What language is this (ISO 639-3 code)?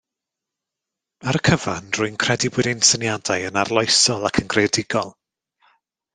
cym